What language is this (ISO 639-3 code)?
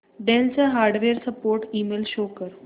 mar